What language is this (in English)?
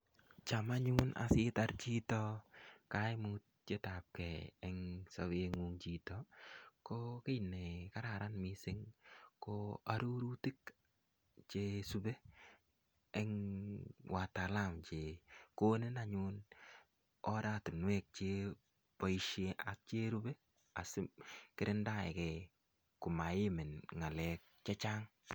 Kalenjin